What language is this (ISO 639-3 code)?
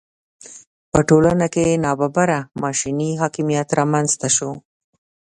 pus